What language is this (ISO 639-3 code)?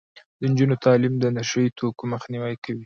pus